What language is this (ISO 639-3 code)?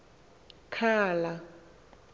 xho